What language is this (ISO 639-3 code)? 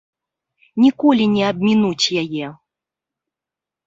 bel